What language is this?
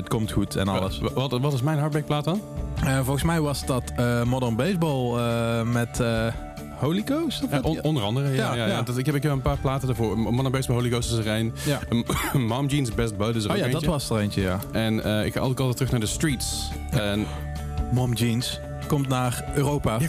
Dutch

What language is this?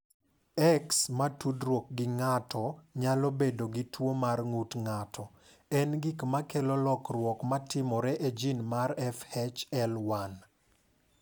Luo (Kenya and Tanzania)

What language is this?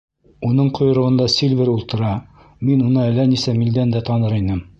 Bashkir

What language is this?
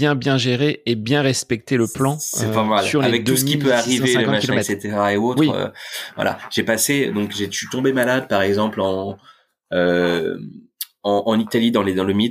French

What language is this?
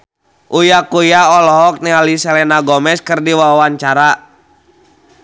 Sundanese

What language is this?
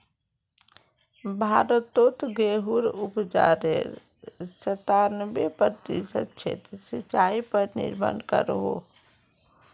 Magahi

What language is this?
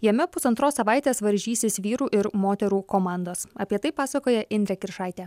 Lithuanian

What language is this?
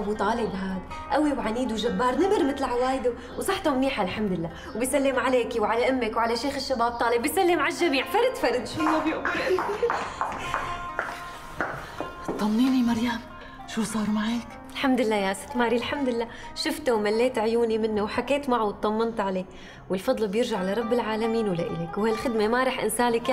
Arabic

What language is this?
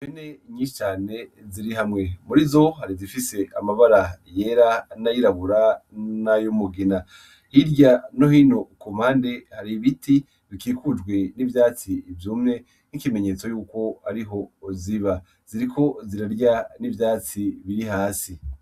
Rundi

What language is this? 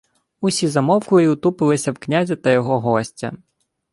Ukrainian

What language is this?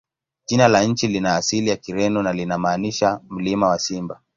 Swahili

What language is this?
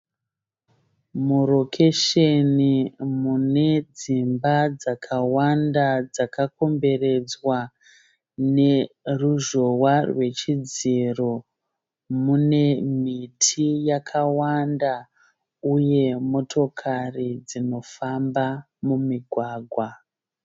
Shona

